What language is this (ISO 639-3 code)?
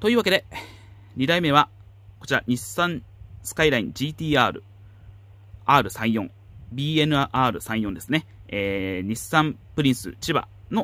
jpn